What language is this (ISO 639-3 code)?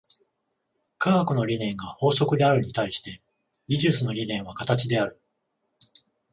jpn